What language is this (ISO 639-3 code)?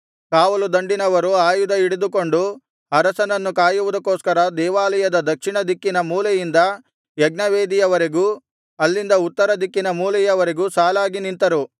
kan